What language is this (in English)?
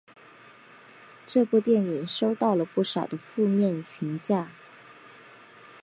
Chinese